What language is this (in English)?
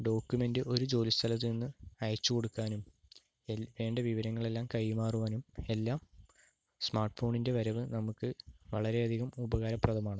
Malayalam